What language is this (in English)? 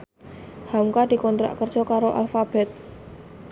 Javanese